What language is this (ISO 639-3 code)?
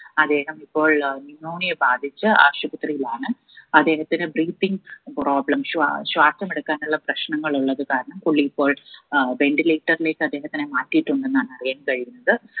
mal